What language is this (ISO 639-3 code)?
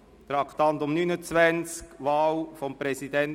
gsw